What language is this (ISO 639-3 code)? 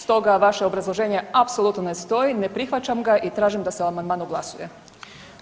hrv